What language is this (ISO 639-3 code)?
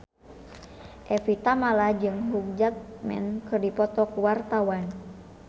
sun